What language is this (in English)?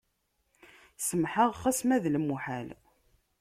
Kabyle